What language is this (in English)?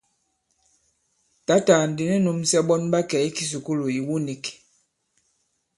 Bankon